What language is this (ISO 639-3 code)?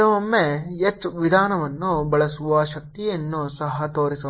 kan